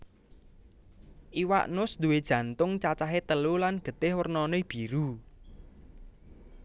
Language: Javanese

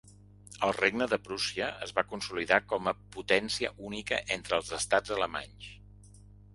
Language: Catalan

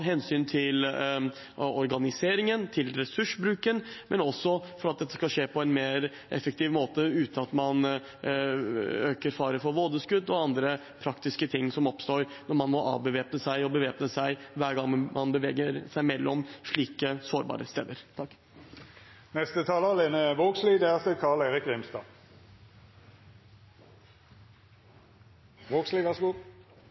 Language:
Norwegian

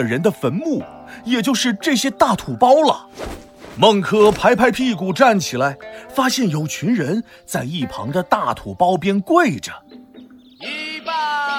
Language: Chinese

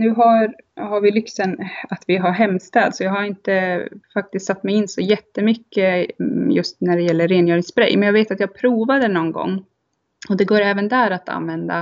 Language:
Swedish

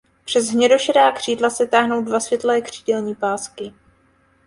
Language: Czech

